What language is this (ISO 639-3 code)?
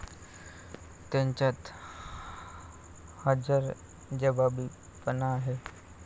mar